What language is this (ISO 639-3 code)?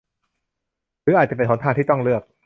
tha